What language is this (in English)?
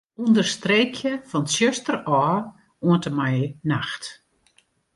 Western Frisian